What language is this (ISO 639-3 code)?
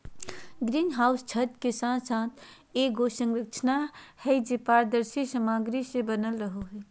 mag